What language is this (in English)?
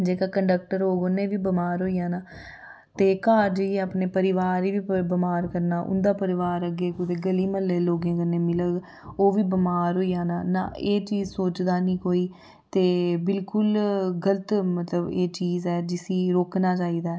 Dogri